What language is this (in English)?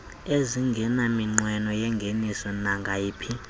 Xhosa